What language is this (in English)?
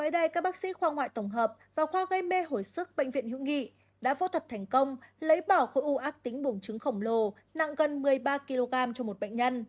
Vietnamese